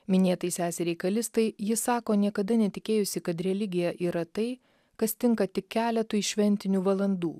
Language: Lithuanian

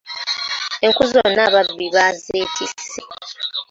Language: Ganda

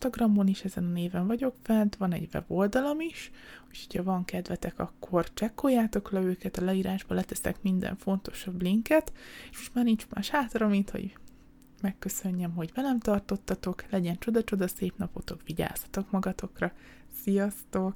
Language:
Hungarian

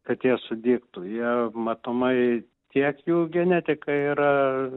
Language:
Lithuanian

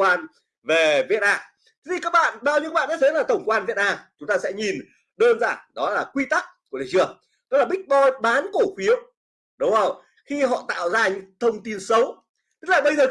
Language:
Vietnamese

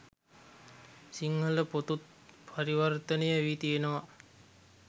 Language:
Sinhala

